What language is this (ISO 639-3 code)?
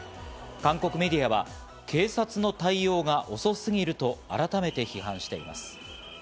jpn